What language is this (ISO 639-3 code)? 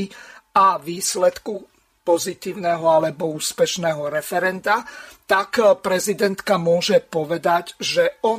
slk